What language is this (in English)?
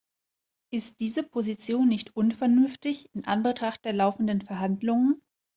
German